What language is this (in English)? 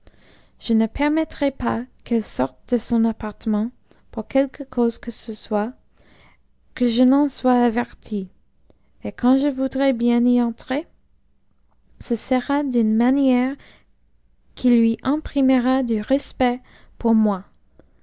French